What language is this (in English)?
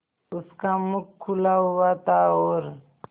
Hindi